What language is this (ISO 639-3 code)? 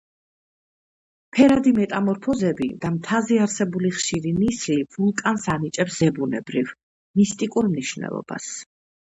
kat